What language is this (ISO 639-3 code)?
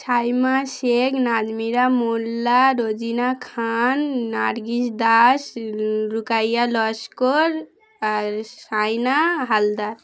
ben